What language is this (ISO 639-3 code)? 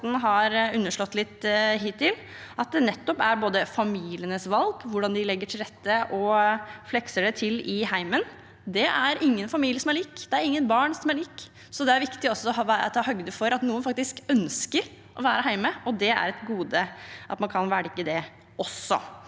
nor